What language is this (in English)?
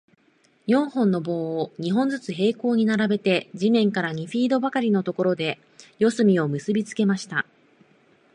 Japanese